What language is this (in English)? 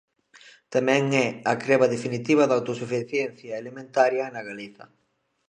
Galician